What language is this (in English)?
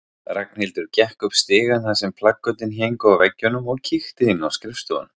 Icelandic